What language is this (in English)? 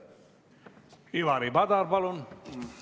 Estonian